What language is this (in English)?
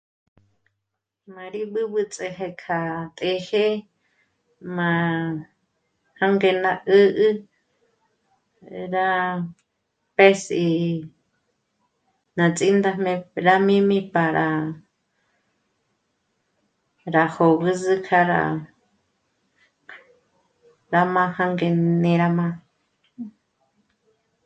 Michoacán Mazahua